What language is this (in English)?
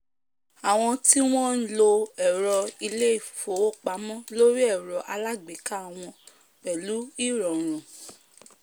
Yoruba